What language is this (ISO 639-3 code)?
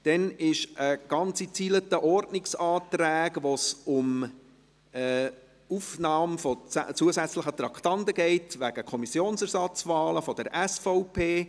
gsw